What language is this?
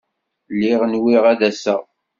Kabyle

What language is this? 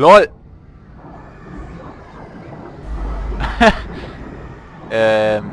German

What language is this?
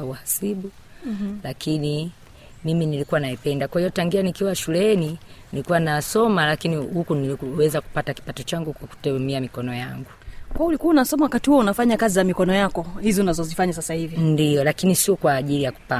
Swahili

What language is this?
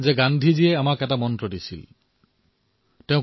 Assamese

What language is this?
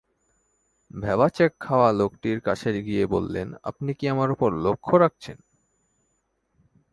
Bangla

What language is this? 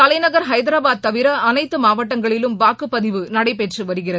Tamil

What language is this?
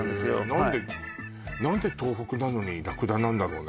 Japanese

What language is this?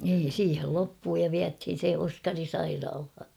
Finnish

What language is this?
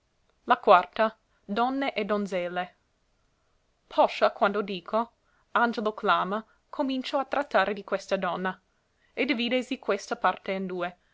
Italian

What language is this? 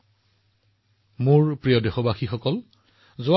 Assamese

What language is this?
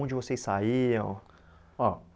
Portuguese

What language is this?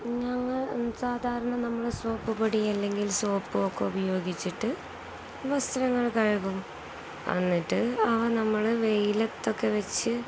Malayalam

